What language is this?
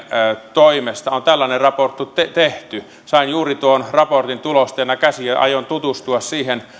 Finnish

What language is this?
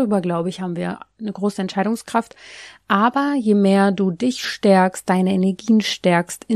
German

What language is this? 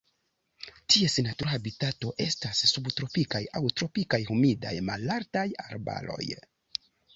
Esperanto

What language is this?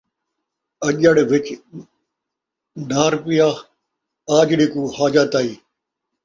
Saraiki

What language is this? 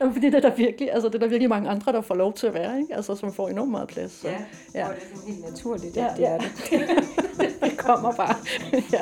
Danish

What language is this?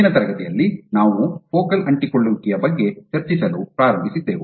Kannada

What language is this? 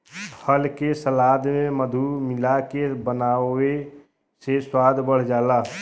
Bhojpuri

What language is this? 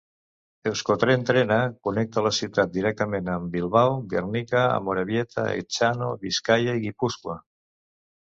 Catalan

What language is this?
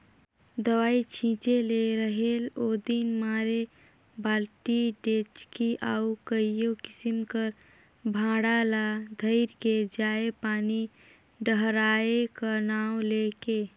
Chhattisgarhi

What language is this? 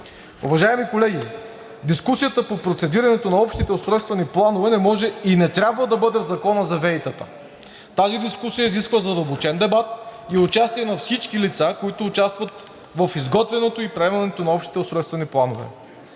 Bulgarian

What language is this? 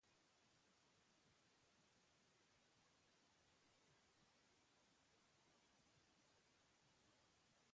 Basque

